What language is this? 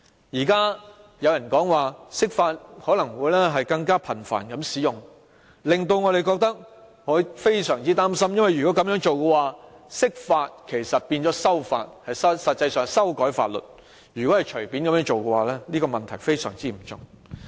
Cantonese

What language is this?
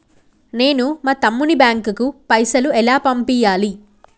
Telugu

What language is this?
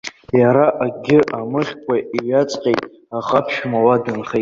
Abkhazian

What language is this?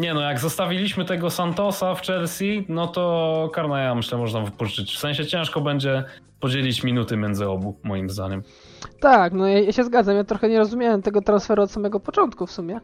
Polish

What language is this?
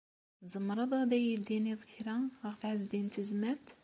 Kabyle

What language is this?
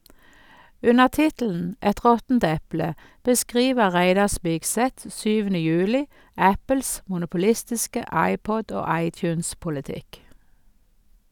Norwegian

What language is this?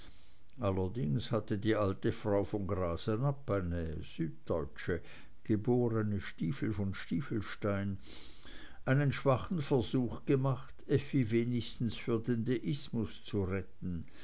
German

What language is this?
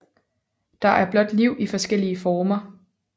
Danish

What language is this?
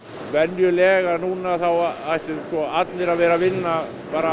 Icelandic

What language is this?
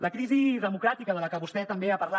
Catalan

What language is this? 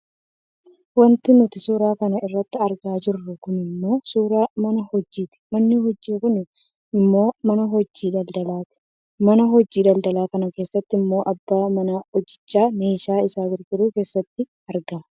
Oromo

